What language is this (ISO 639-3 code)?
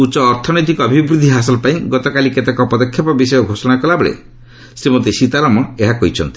ori